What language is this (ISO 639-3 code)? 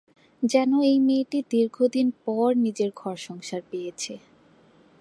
ben